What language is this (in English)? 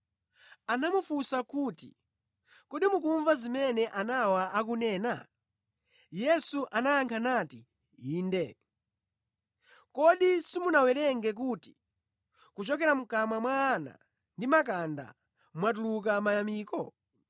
Nyanja